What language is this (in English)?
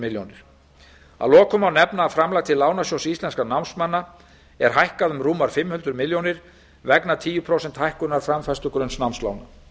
Icelandic